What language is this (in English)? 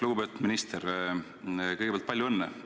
Estonian